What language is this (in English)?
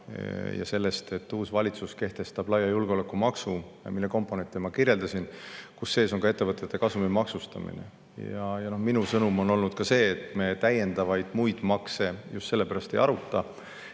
Estonian